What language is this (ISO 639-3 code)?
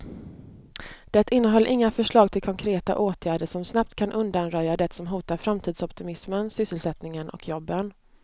swe